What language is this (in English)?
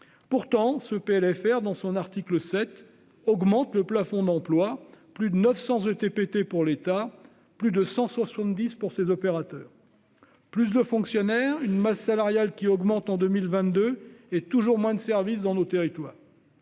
French